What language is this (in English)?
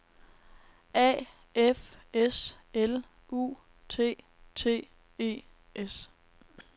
Danish